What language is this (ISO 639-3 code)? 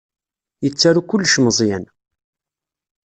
kab